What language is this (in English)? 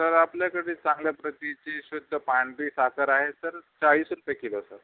Marathi